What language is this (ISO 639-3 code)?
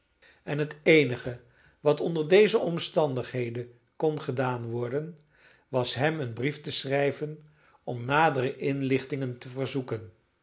nld